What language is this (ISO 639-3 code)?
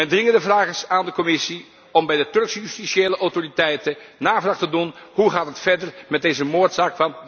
nld